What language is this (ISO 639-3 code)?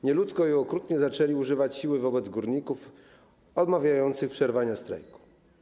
pol